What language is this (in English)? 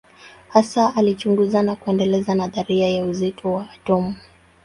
Swahili